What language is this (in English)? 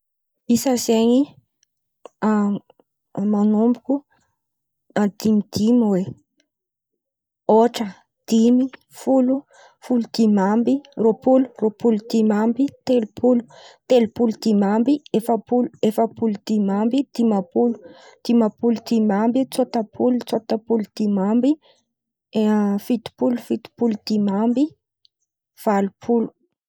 Antankarana Malagasy